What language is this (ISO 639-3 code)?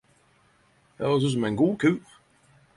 nno